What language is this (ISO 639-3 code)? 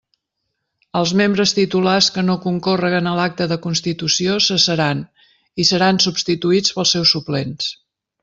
cat